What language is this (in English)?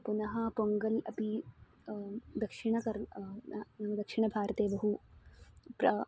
Sanskrit